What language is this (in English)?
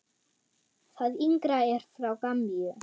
Icelandic